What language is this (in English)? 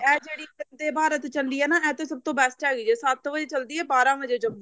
Punjabi